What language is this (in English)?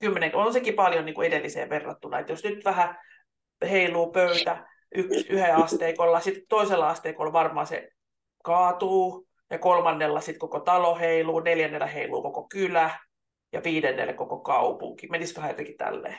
Finnish